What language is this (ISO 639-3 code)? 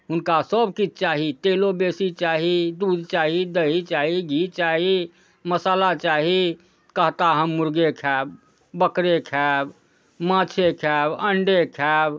mai